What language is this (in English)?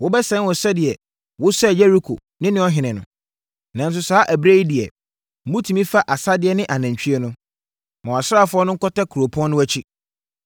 Akan